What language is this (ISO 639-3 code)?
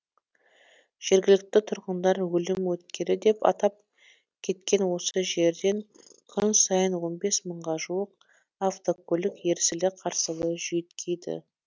kaz